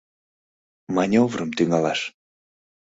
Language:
Mari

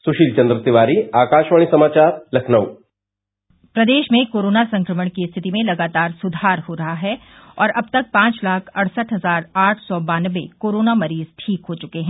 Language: Hindi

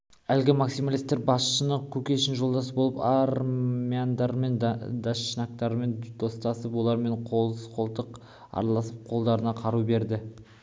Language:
Kazakh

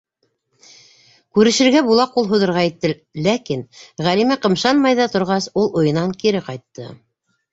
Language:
Bashkir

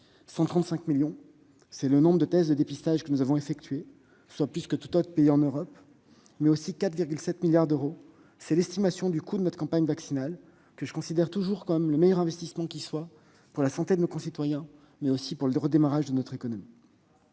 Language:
French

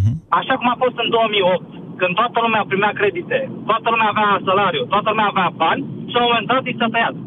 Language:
Romanian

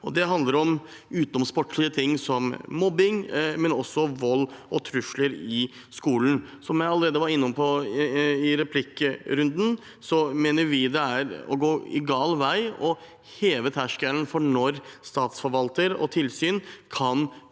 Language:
Norwegian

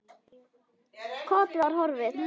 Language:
Icelandic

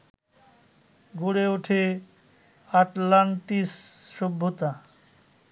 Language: Bangla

